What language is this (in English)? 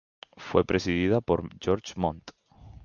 Spanish